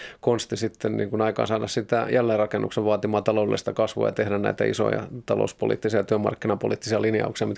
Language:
Finnish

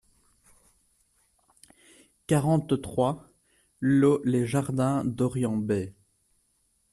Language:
French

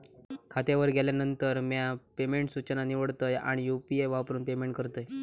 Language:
Marathi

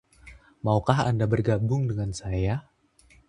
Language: Indonesian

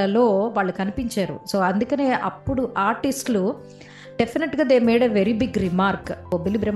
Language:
Telugu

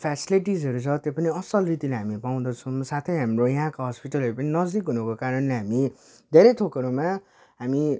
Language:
Nepali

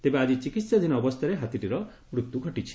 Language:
Odia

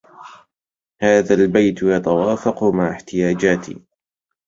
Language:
Arabic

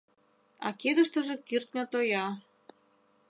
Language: Mari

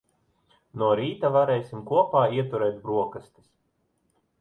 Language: Latvian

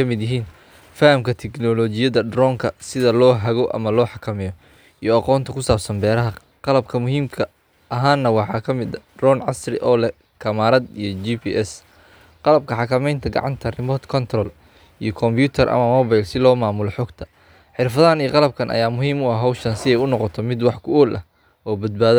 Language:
Somali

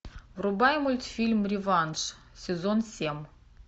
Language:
Russian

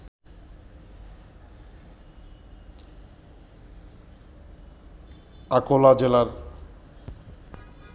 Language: Bangla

